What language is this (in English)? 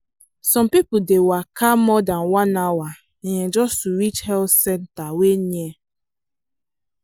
Nigerian Pidgin